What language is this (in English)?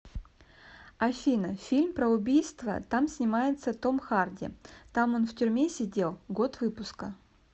Russian